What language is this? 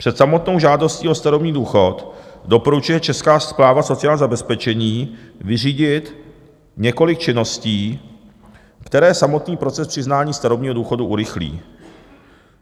Czech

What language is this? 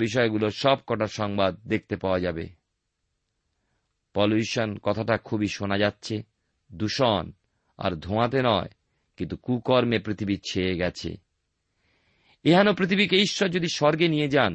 Bangla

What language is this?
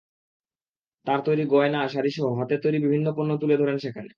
Bangla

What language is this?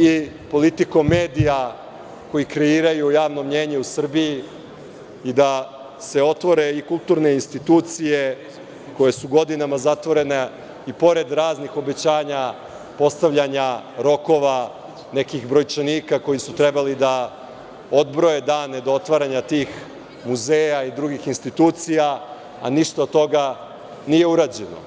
Serbian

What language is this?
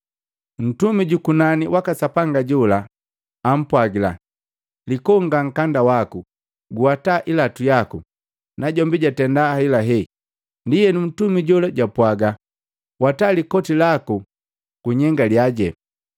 Matengo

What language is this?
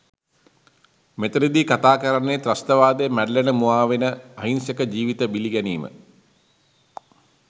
Sinhala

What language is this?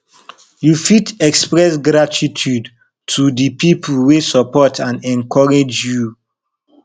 Nigerian Pidgin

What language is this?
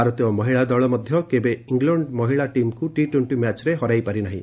Odia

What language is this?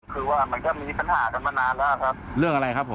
Thai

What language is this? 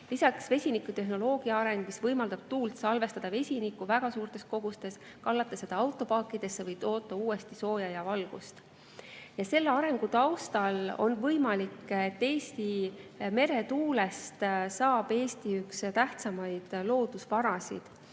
Estonian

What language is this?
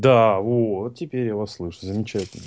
Russian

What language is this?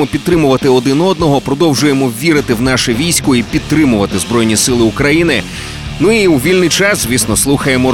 Ukrainian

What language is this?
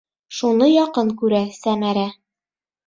Bashkir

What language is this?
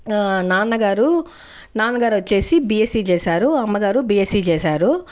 Telugu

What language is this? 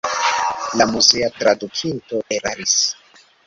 Esperanto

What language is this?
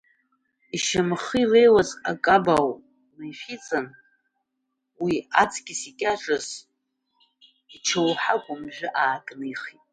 Abkhazian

